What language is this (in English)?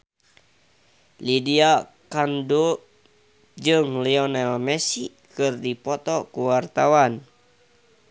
Sundanese